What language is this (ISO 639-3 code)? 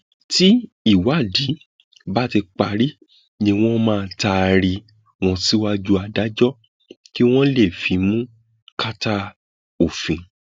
yor